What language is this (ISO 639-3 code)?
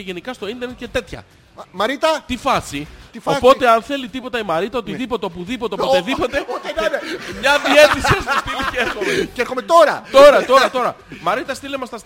ell